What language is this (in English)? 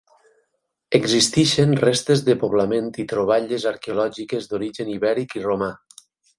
Catalan